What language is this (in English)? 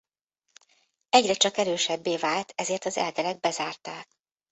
Hungarian